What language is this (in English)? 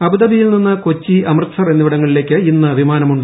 Malayalam